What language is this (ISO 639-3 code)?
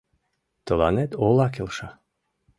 chm